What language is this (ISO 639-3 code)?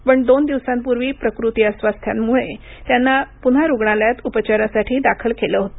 mar